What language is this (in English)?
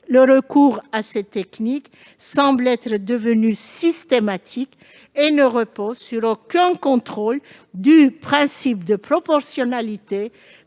French